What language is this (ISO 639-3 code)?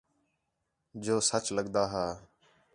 xhe